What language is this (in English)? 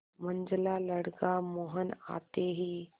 Hindi